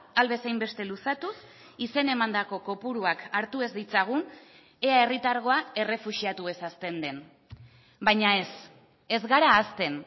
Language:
Basque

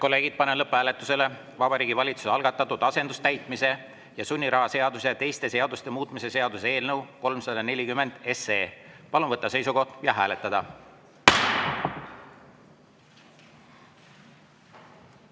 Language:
Estonian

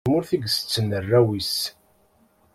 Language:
Kabyle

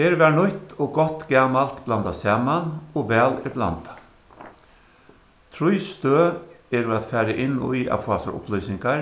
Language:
Faroese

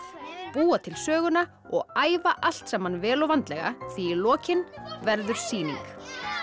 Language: Icelandic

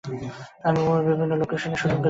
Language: Bangla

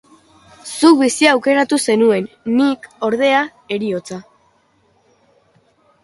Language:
Basque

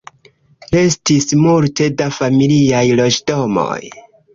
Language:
Esperanto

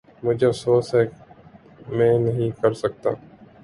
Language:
Urdu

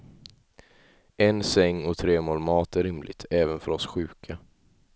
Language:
Swedish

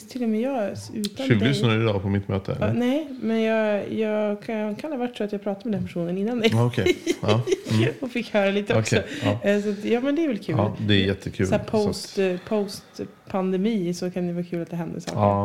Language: Swedish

